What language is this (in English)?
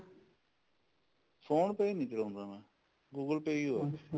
Punjabi